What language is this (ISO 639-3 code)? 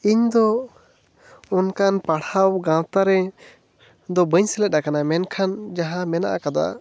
sat